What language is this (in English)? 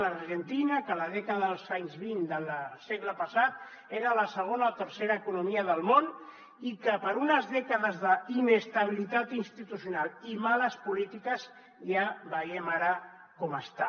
Catalan